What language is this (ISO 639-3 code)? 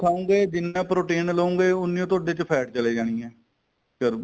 pan